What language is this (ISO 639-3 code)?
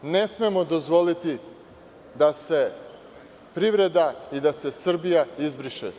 srp